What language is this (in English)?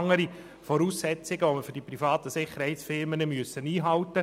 Swiss German